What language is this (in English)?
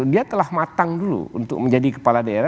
Indonesian